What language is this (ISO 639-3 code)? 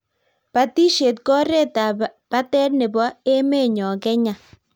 kln